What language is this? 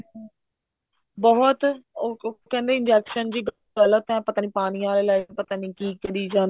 Punjabi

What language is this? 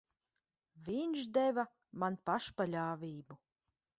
Latvian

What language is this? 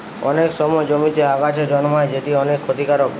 Bangla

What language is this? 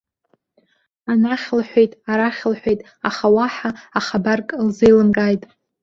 Abkhazian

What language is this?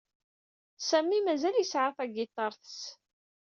Kabyle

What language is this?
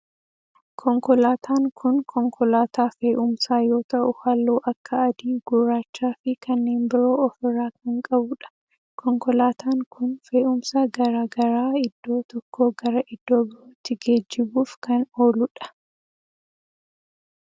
Oromo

